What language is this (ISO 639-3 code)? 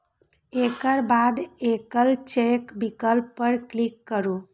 mai